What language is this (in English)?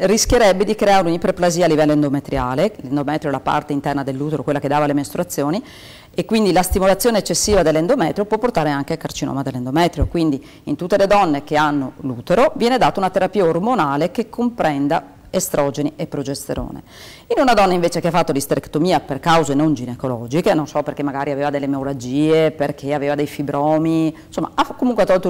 Italian